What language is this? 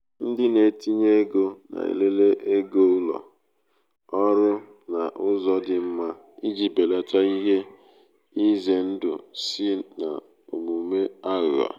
Igbo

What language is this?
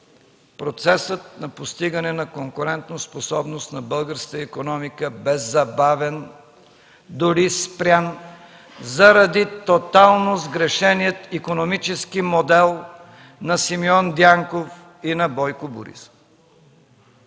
Bulgarian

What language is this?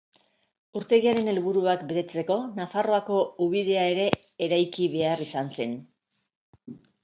Basque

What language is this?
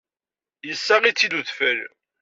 Kabyle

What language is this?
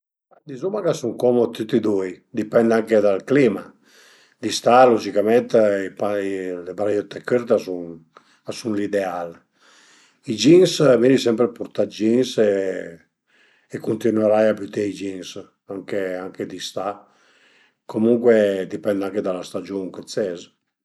Piedmontese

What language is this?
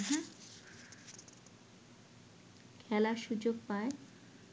Bangla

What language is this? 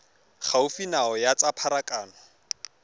Tswana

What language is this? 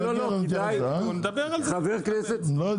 Hebrew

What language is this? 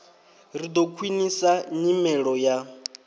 Venda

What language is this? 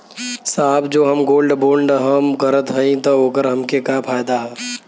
Bhojpuri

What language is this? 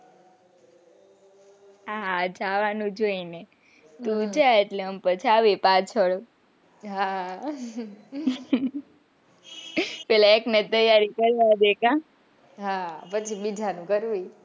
Gujarati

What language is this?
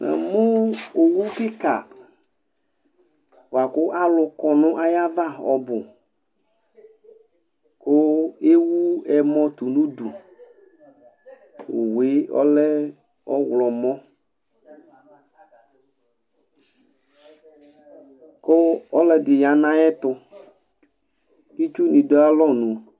Ikposo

